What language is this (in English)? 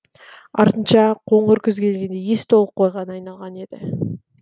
Kazakh